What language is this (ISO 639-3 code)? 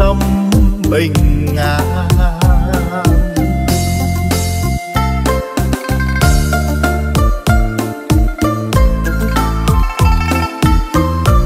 vie